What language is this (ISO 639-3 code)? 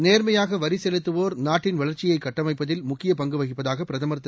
tam